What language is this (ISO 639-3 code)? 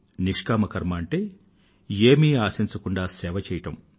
tel